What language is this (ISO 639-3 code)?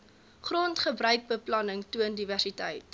afr